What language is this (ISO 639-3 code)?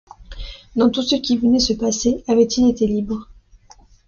fra